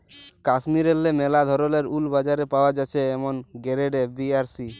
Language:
Bangla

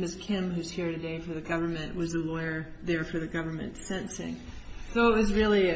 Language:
English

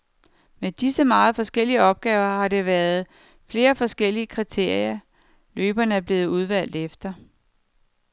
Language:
Danish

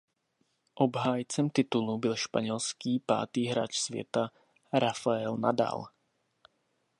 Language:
Czech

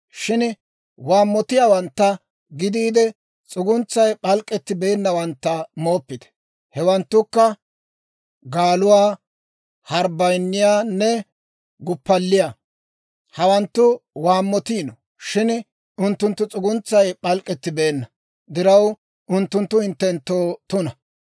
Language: Dawro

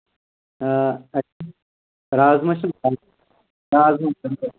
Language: Kashmiri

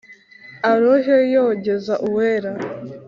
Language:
Kinyarwanda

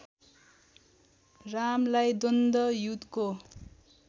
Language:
Nepali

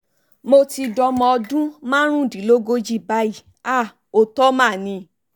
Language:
Yoruba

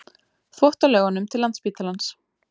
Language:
Icelandic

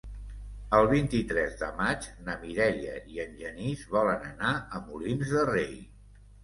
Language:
Catalan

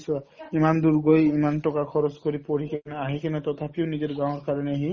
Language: Assamese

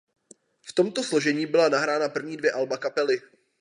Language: Czech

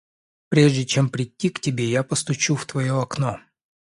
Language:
Russian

